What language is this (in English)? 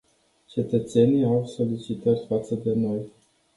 Romanian